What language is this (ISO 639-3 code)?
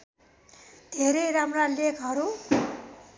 nep